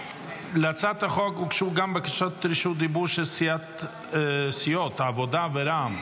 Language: Hebrew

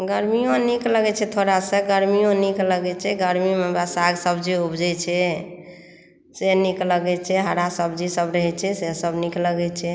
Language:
Maithili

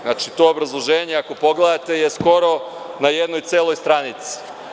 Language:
Serbian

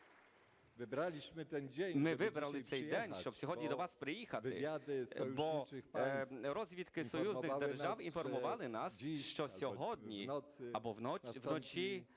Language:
Ukrainian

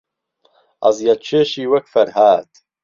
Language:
Central Kurdish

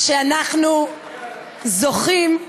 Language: Hebrew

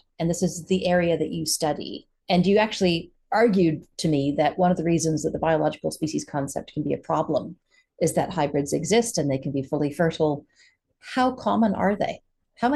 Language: English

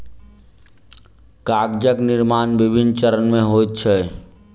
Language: Maithili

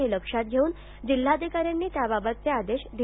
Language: Marathi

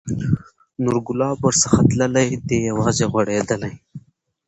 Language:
Pashto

